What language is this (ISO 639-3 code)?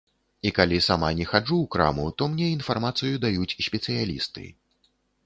bel